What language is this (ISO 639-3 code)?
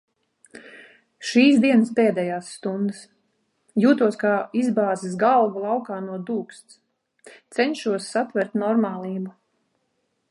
lav